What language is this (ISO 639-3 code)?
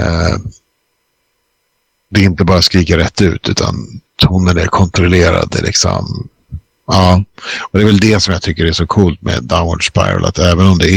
swe